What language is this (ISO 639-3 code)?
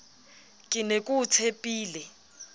sot